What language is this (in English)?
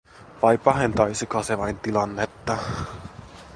Finnish